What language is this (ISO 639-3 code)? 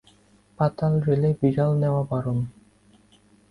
ben